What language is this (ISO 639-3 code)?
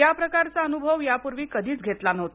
mar